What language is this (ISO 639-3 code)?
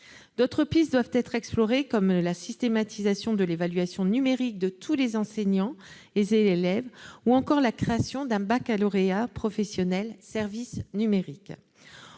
fra